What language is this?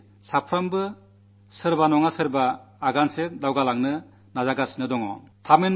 Malayalam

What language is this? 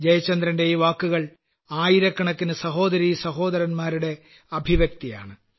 Malayalam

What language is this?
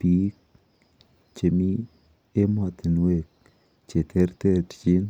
Kalenjin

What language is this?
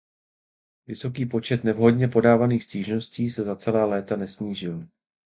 Czech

